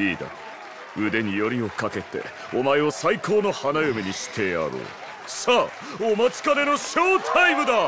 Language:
Japanese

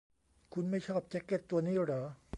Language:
Thai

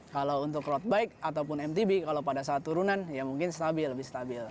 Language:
Indonesian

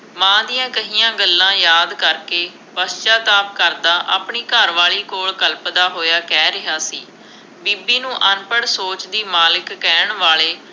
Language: Punjabi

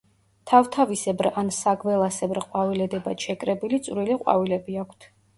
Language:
Georgian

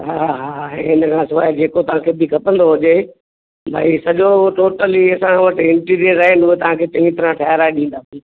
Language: Sindhi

